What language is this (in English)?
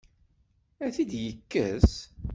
Kabyle